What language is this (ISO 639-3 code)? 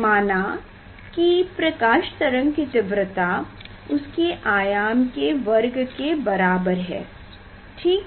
hin